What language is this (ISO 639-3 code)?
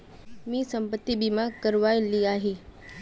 mag